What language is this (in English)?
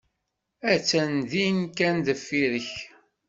Kabyle